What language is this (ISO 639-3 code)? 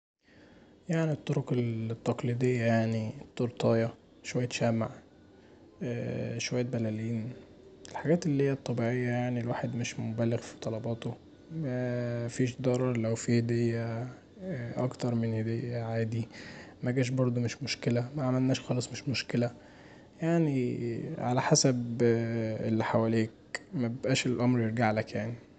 arz